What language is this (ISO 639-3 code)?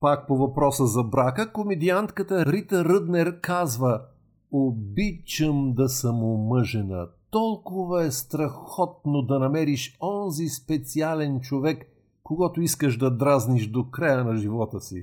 bul